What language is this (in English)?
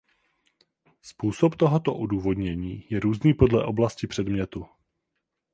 Czech